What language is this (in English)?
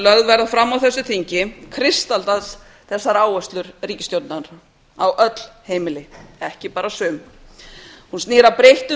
Icelandic